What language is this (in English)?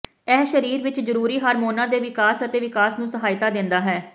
Punjabi